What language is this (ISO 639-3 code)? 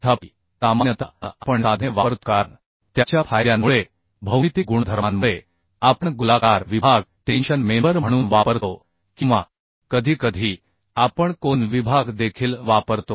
mar